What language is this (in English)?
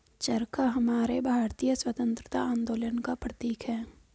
Hindi